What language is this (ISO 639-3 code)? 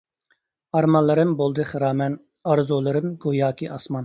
uig